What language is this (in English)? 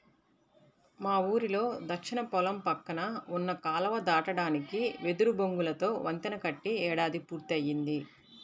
Telugu